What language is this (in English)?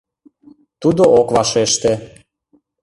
Mari